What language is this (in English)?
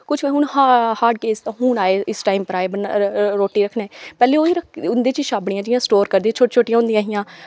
Dogri